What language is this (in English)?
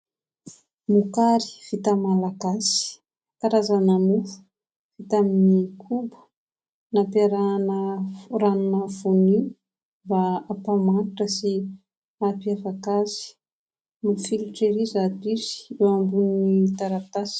Malagasy